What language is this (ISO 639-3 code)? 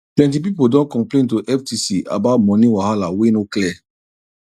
pcm